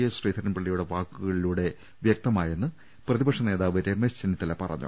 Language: Malayalam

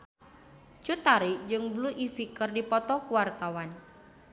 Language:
Sundanese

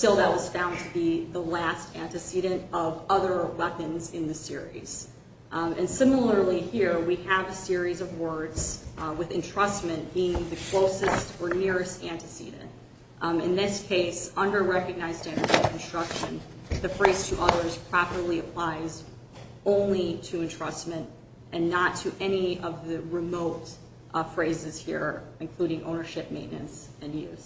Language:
English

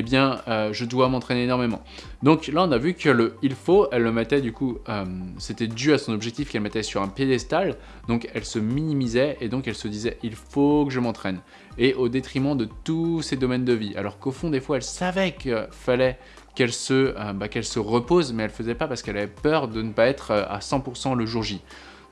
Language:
French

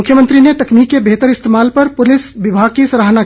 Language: Hindi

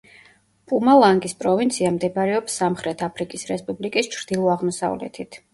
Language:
Georgian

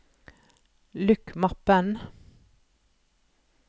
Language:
Norwegian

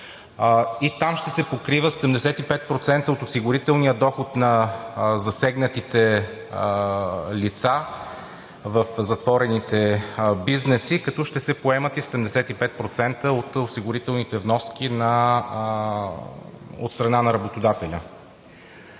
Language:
Bulgarian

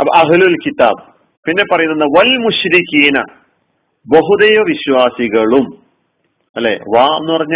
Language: Malayalam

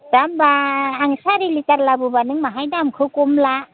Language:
Bodo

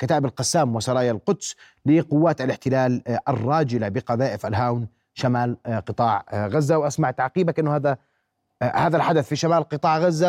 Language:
Arabic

